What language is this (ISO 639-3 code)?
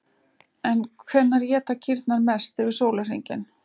isl